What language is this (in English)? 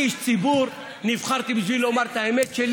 Hebrew